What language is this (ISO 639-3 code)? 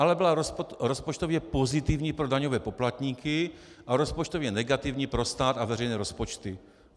ces